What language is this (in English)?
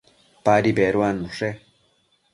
Matsés